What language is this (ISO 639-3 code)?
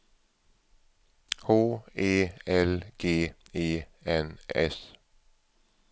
swe